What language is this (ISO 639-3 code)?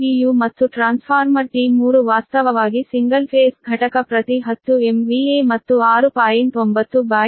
kan